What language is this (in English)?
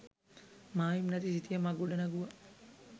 Sinhala